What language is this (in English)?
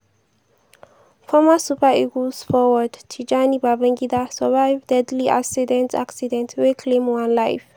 Nigerian Pidgin